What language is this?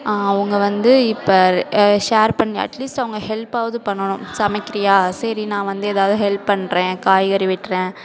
Tamil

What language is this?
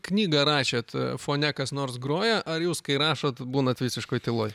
Lithuanian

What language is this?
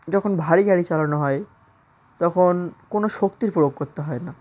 Bangla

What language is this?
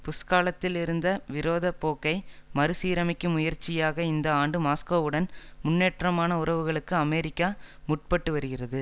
Tamil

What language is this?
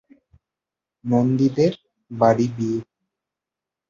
Bangla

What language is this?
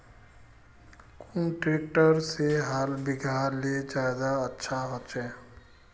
Magahi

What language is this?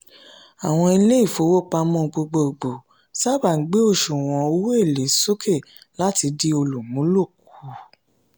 Yoruba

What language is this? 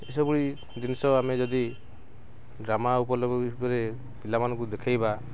Odia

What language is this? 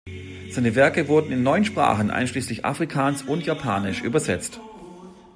German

